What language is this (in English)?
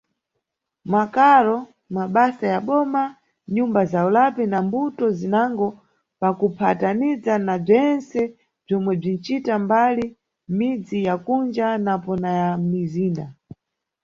Nyungwe